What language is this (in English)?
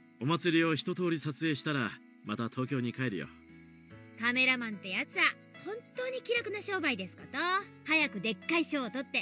Japanese